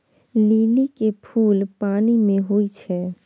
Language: Maithili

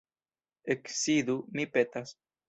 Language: Esperanto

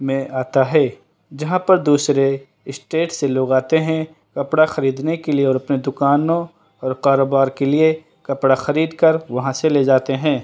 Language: Urdu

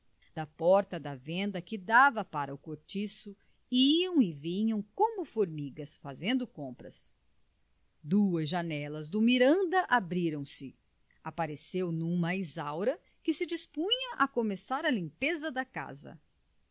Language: Portuguese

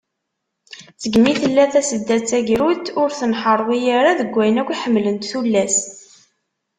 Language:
Kabyle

